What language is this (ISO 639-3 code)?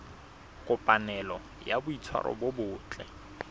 sot